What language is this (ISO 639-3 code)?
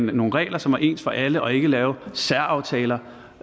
dan